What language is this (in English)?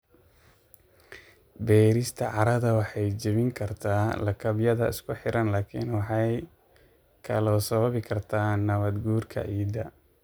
Somali